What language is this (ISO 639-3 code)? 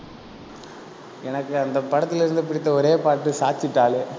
tam